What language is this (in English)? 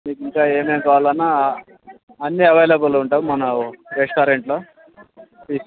Telugu